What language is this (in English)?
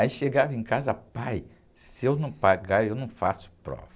Portuguese